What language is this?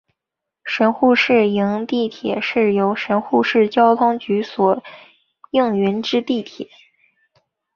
Chinese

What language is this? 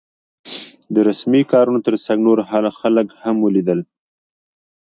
Pashto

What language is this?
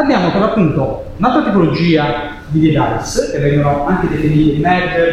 Italian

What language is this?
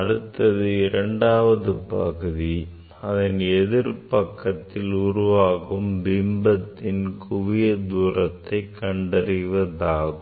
Tamil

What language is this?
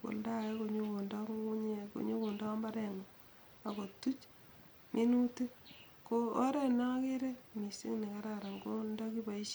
Kalenjin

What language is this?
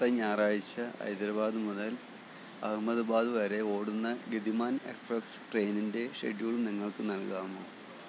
Malayalam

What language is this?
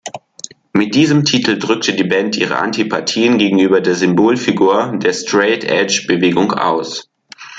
German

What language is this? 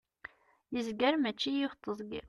Kabyle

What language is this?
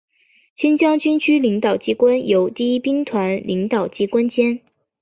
Chinese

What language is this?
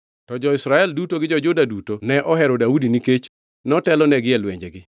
Luo (Kenya and Tanzania)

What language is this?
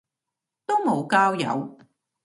Cantonese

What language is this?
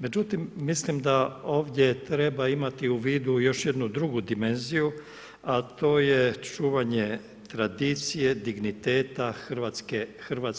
Croatian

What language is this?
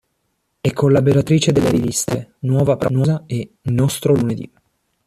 Italian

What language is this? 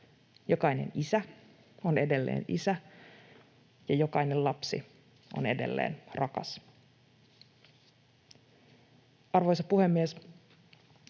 Finnish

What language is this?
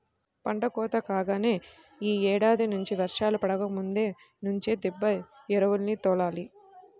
Telugu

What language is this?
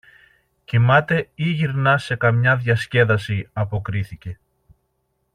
Greek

